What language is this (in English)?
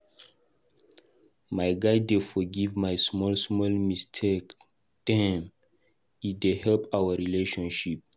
Nigerian Pidgin